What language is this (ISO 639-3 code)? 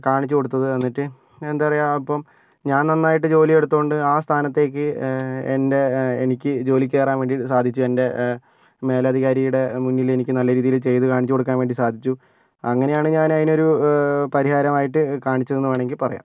mal